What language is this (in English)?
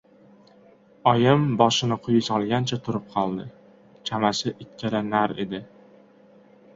Uzbek